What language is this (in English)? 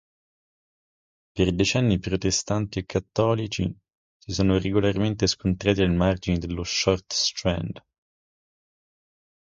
Italian